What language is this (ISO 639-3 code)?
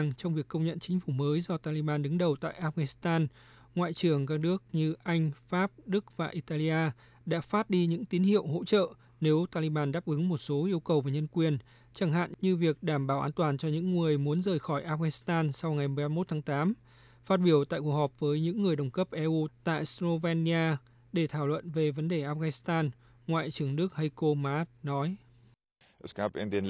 vie